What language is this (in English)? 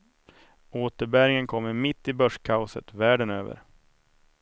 Swedish